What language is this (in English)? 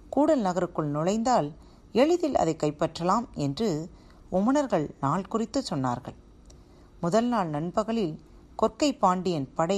Tamil